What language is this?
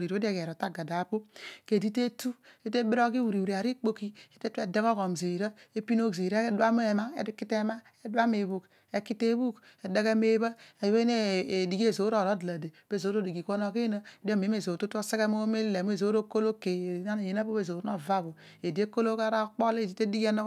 Odual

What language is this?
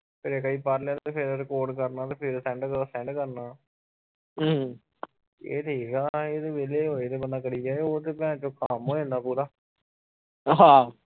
Punjabi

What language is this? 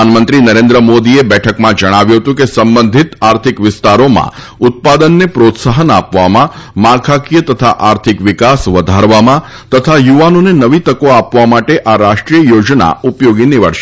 Gujarati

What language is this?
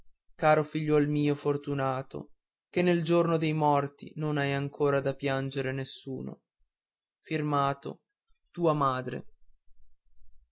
Italian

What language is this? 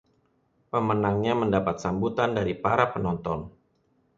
Indonesian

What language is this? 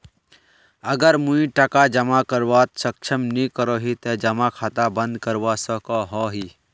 Magahi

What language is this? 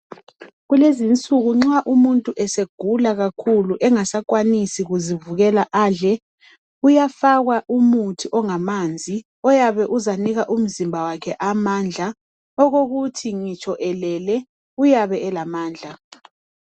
North Ndebele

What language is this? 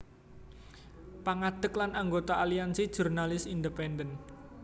Javanese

